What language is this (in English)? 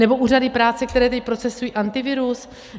Czech